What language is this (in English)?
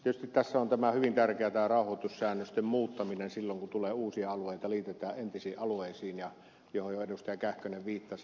Finnish